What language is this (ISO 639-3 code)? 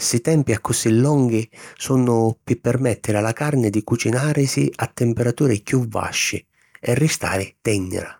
scn